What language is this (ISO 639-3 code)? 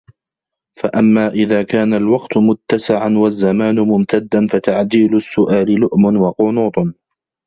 ara